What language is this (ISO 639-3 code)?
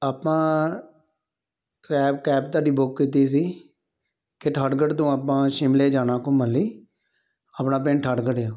pan